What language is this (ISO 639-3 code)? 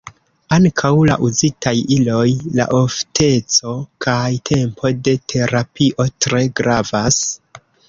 epo